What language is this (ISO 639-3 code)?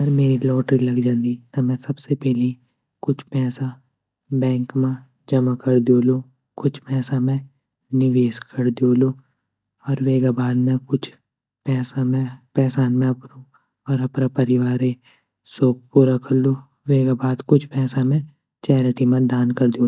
gbm